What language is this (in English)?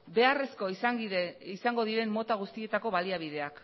Basque